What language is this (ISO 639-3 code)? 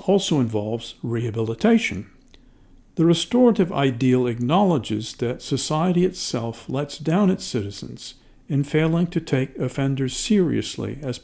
eng